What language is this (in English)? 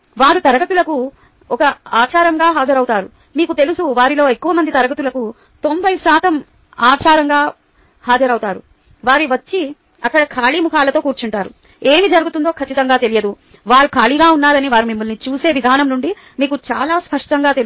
Telugu